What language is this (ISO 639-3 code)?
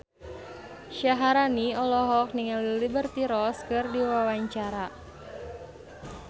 sun